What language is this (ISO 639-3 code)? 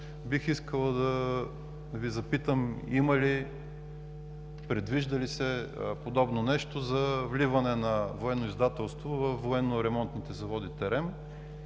bul